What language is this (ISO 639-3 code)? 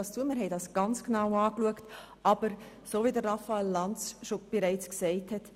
gsw